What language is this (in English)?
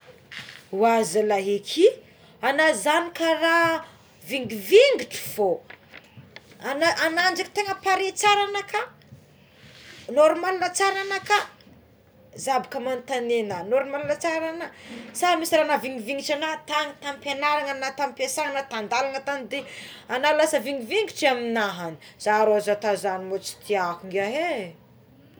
Tsimihety Malagasy